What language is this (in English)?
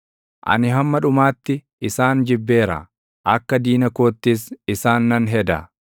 Oromo